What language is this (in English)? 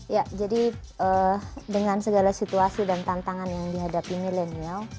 Indonesian